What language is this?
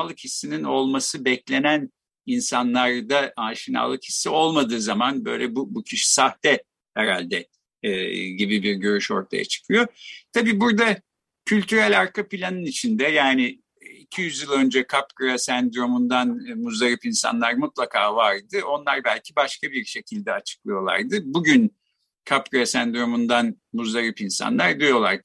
Turkish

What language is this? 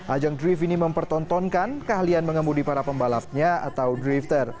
Indonesian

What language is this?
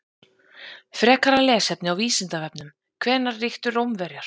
Icelandic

